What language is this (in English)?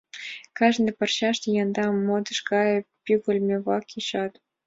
Mari